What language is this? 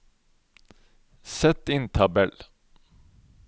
Norwegian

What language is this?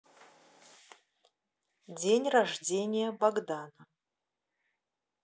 Russian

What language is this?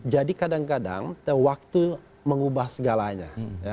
Indonesian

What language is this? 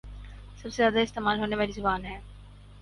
Urdu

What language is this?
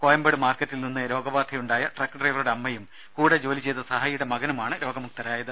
Malayalam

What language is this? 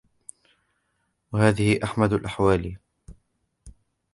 Arabic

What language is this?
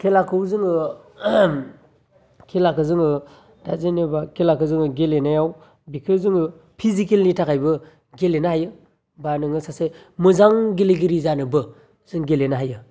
Bodo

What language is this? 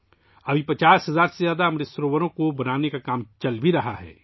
Urdu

